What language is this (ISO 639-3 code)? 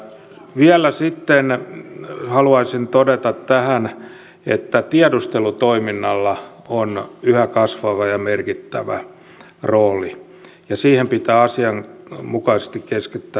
fin